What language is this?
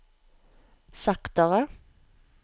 Norwegian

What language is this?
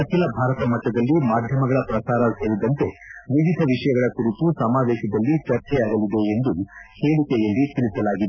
Kannada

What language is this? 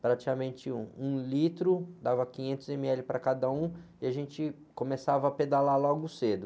Portuguese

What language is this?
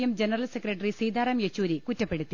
Malayalam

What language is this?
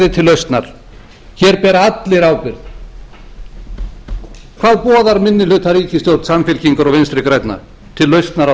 Icelandic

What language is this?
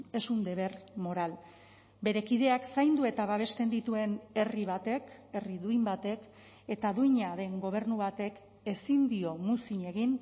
Basque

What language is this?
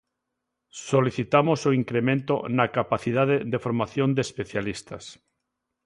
Galician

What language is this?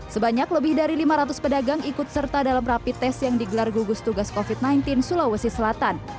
Indonesian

